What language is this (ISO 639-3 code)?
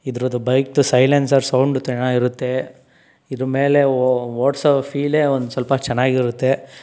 kan